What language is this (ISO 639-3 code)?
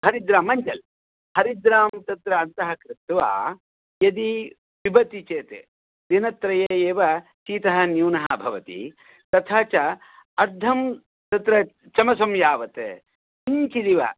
san